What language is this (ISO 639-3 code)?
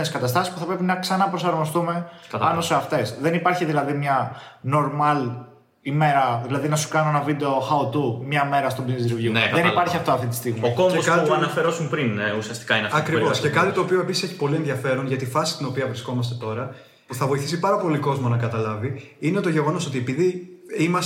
ell